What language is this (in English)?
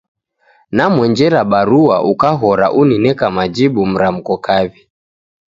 Taita